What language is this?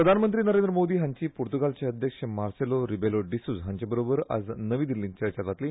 Konkani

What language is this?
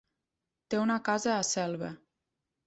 Catalan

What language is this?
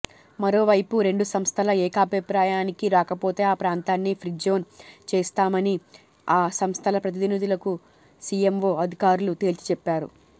Telugu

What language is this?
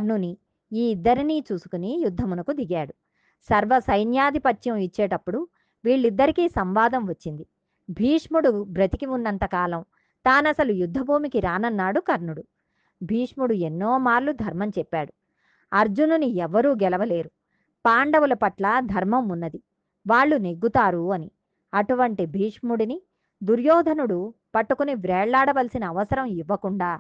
Telugu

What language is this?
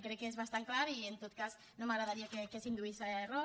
Catalan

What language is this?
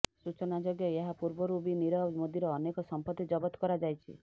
Odia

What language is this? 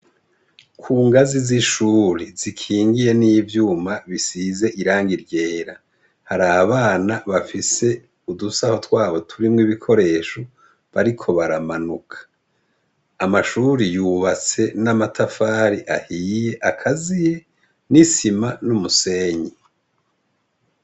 Rundi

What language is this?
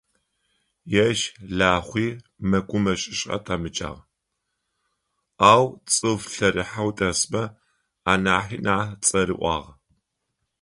Adyghe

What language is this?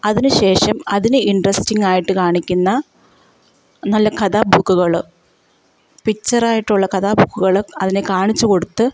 Malayalam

